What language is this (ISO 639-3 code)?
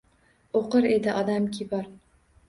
uzb